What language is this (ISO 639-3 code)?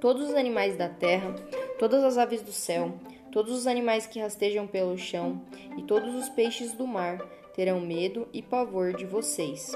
por